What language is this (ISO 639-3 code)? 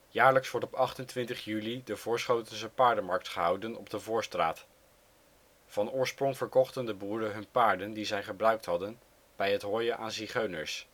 nld